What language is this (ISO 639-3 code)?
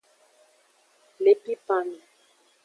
ajg